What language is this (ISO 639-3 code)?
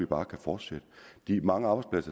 dan